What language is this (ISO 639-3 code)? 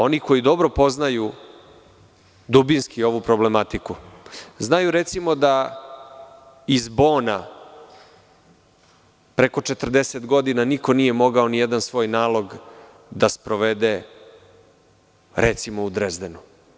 srp